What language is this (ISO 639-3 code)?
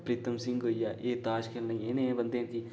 doi